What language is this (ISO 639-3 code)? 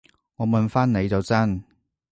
yue